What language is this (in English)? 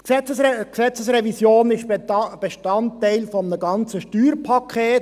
Swiss German